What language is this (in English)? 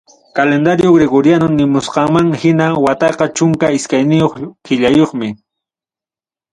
Ayacucho Quechua